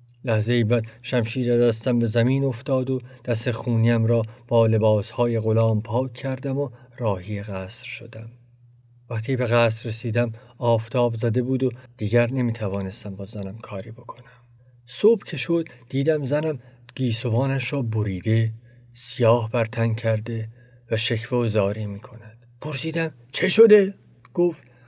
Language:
Persian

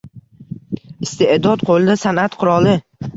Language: Uzbek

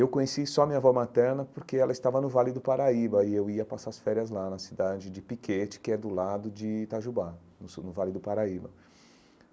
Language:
Portuguese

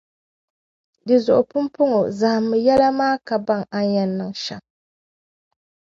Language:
Dagbani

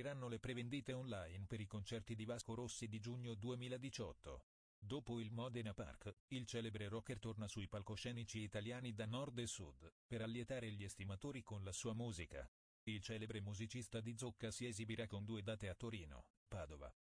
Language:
Italian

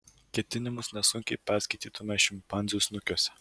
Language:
Lithuanian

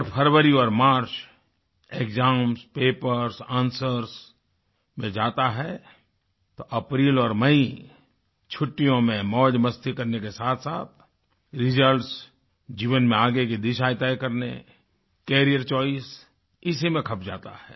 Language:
Hindi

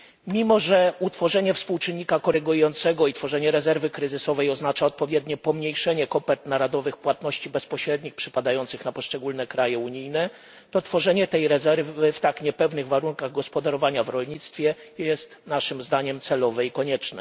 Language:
Polish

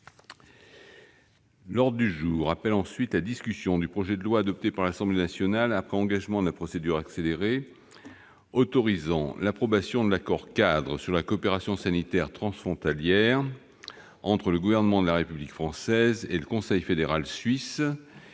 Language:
French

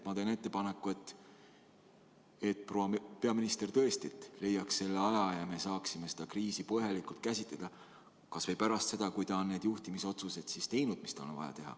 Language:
Estonian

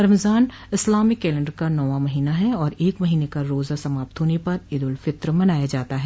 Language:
Hindi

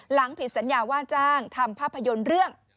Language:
Thai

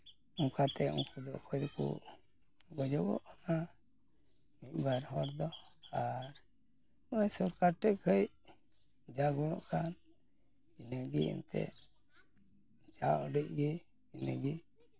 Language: Santali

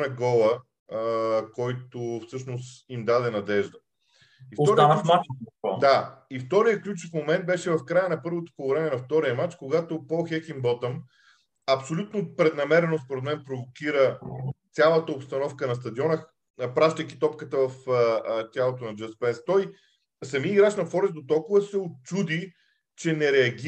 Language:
Bulgarian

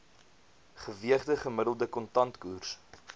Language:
Afrikaans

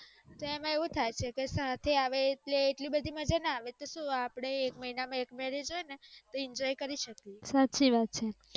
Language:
Gujarati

